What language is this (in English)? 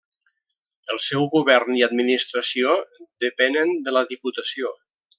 Catalan